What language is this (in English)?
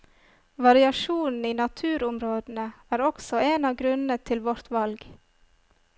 Norwegian